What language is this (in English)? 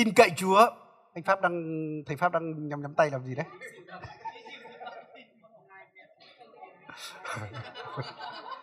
Vietnamese